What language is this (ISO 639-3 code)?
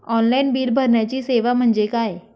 mar